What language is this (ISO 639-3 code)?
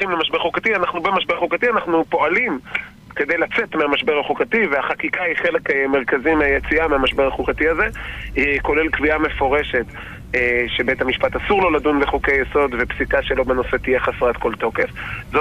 heb